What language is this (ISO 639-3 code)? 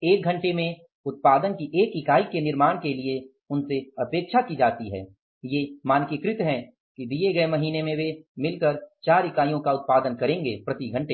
hin